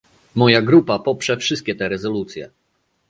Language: Polish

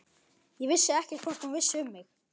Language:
Icelandic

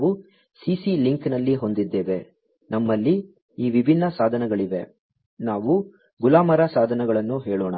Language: Kannada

